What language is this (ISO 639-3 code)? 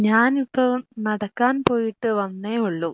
mal